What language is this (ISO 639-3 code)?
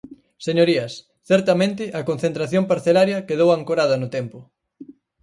glg